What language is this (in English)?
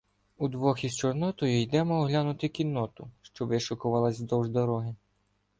Ukrainian